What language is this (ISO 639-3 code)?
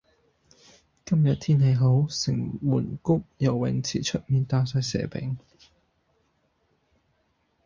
yue